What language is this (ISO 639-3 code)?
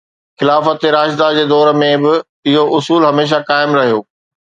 snd